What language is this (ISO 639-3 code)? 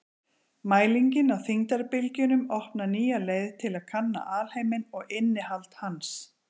isl